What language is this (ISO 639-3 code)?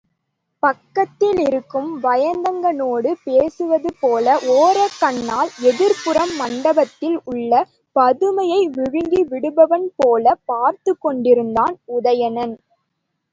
tam